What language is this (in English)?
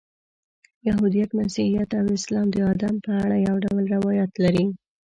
Pashto